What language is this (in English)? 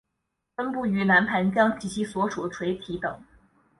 Chinese